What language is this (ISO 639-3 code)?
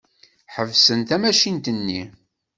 kab